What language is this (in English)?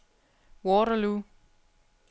Danish